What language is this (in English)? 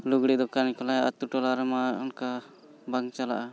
Santali